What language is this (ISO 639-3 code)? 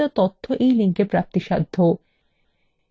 ben